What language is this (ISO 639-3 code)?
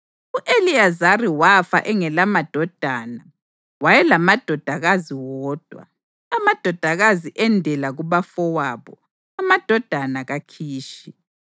nde